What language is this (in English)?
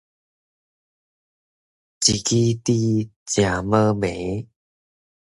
Min Nan Chinese